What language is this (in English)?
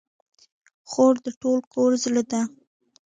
Pashto